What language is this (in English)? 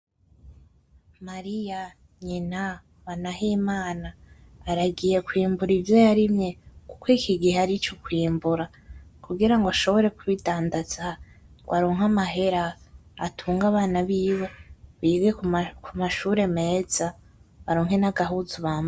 Rundi